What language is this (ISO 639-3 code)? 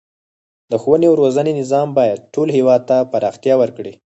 pus